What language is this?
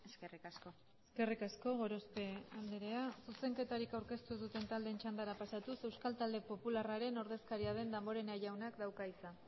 Basque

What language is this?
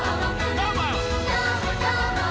Japanese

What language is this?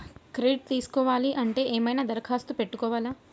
Telugu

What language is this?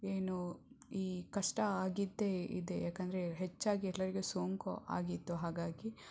Kannada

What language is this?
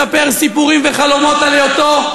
Hebrew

